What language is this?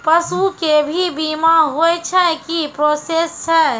Maithili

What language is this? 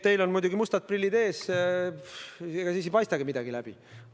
Estonian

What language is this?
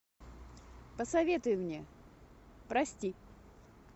Russian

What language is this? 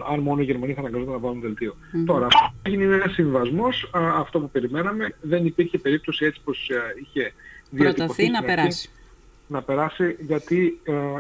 Greek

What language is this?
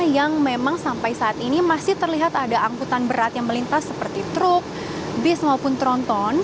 Indonesian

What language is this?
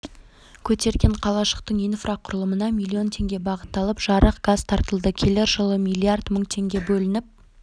Kazakh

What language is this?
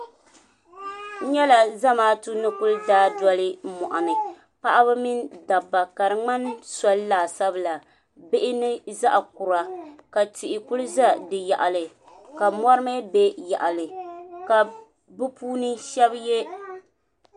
Dagbani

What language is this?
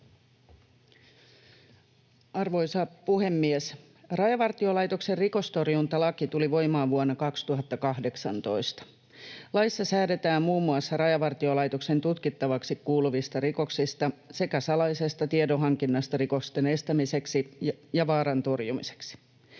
Finnish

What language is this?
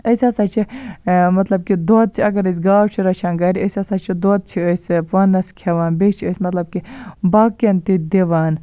Kashmiri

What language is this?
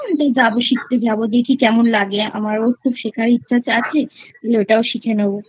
Bangla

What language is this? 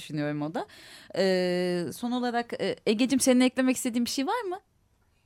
Turkish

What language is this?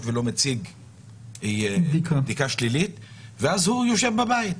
Hebrew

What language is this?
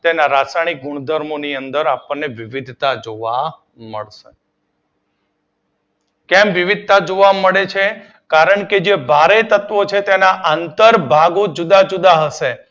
Gujarati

